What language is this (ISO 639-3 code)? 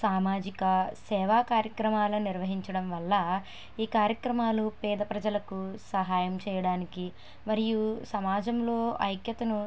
tel